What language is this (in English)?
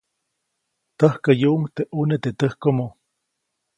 Copainalá Zoque